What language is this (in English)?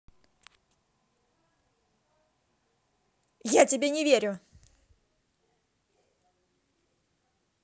Russian